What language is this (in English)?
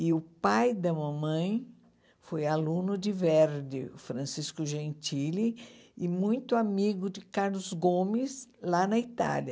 Portuguese